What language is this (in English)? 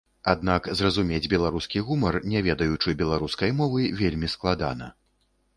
Belarusian